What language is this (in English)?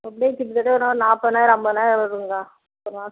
Tamil